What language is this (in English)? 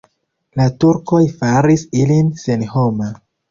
Esperanto